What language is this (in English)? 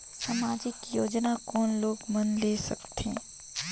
Chhattisgarhi